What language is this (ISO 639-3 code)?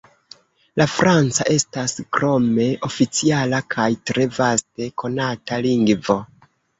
epo